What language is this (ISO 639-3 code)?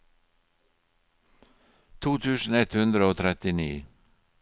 nor